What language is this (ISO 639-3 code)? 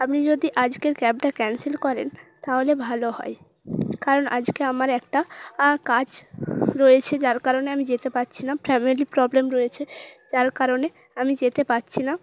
ben